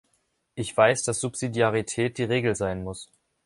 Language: German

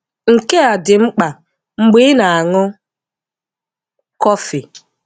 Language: Igbo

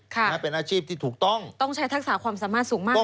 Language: Thai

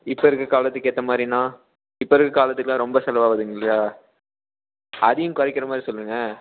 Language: Tamil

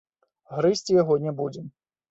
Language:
Belarusian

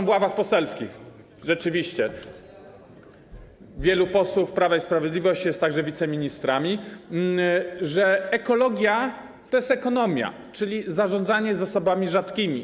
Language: Polish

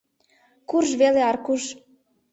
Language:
Mari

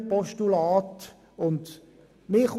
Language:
Swiss German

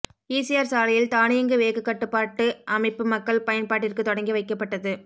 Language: Tamil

